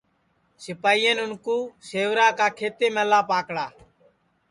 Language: Sansi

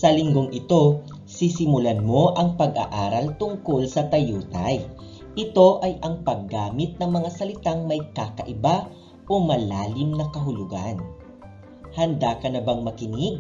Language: Filipino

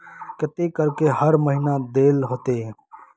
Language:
Magahi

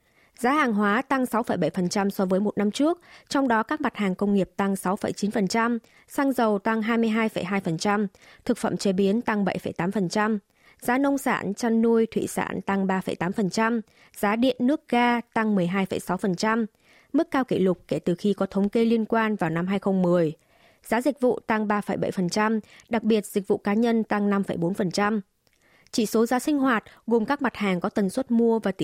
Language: Vietnamese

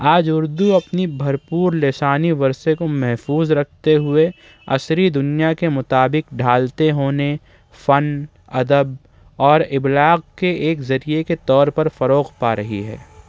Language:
Urdu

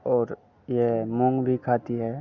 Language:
Hindi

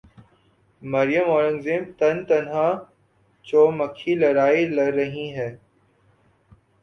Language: Urdu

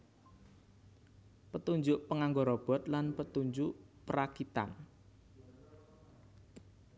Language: Javanese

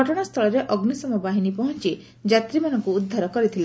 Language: Odia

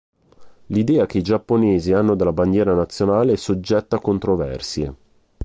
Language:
Italian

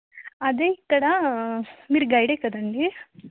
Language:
Telugu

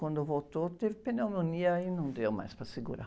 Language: Portuguese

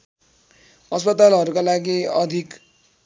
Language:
Nepali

